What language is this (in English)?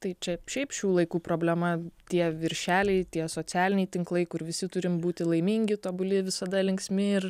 Lithuanian